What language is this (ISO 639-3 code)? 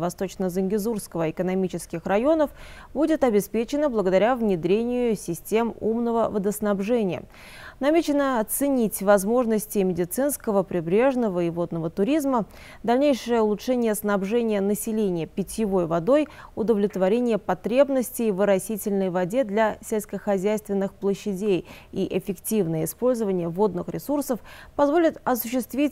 rus